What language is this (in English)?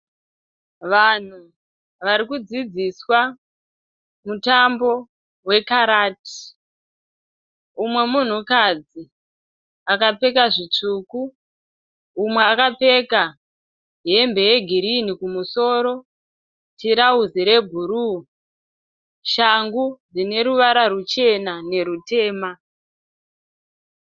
Shona